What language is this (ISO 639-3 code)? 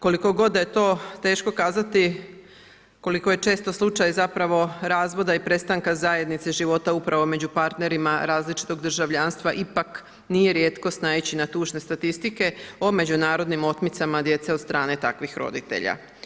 hrv